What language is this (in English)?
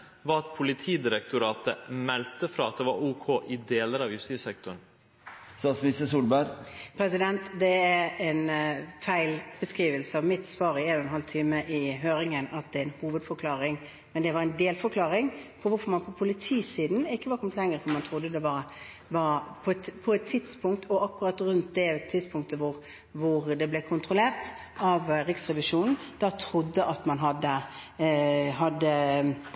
Norwegian